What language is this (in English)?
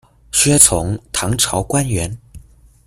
Chinese